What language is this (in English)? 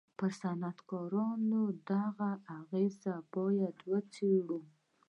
Pashto